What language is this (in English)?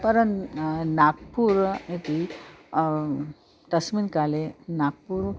Sanskrit